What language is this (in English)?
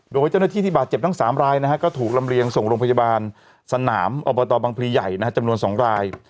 Thai